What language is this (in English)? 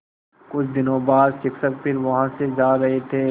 Hindi